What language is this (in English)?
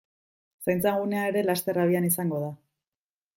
Basque